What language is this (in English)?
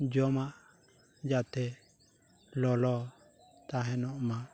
Santali